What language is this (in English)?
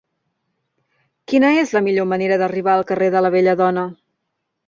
Catalan